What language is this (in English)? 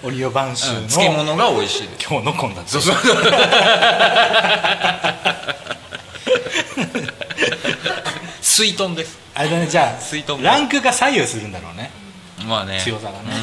Japanese